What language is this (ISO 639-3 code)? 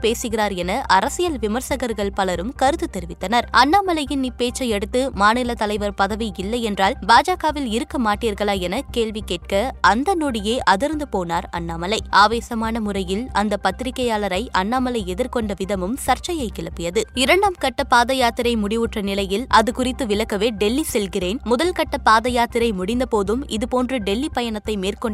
tam